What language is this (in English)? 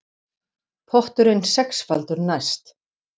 Icelandic